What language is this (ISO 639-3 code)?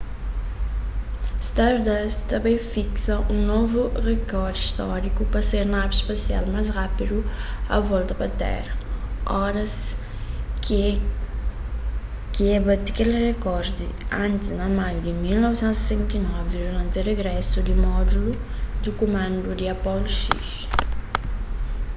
kea